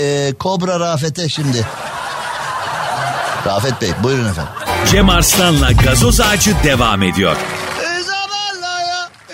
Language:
Turkish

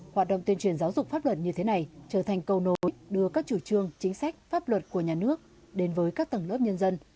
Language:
Vietnamese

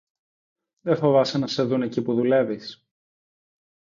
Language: Greek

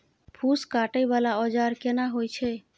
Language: Maithili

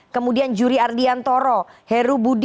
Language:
Indonesian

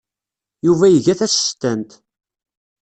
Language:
Kabyle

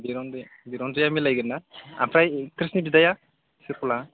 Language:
Bodo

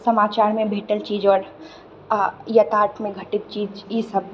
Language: Maithili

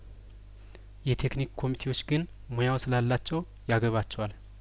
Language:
Amharic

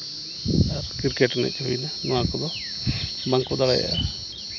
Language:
Santali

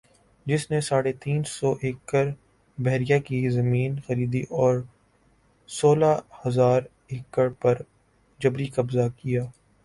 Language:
Urdu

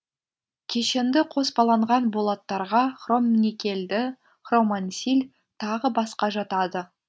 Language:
Kazakh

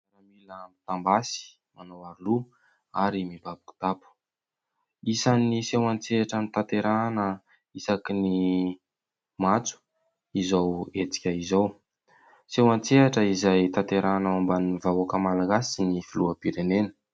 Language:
Malagasy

